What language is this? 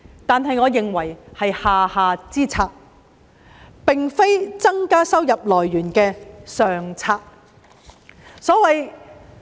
Cantonese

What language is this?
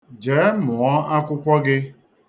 Igbo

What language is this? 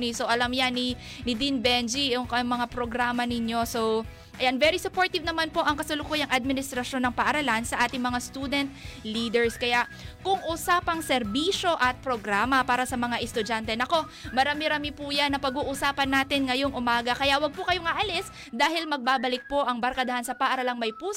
Filipino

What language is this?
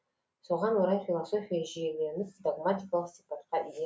Kazakh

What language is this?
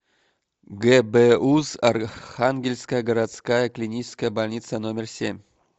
Russian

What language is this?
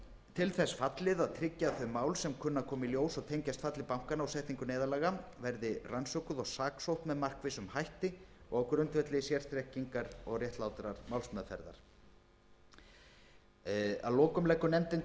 Icelandic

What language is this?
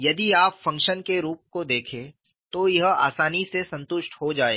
Hindi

